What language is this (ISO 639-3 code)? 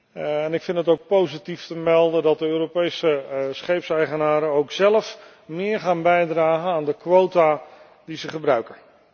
nld